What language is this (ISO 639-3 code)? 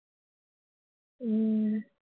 tam